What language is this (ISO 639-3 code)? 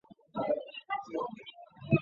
zho